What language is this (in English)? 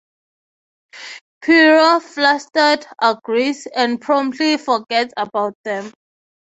English